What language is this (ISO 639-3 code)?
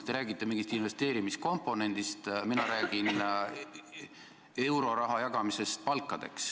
est